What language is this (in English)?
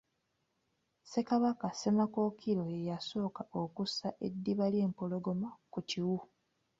Ganda